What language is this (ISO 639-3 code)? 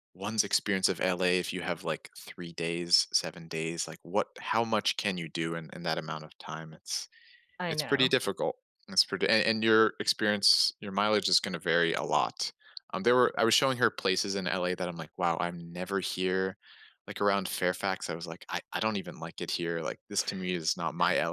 eng